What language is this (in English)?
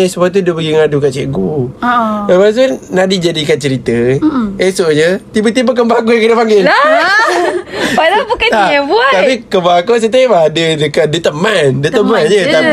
Malay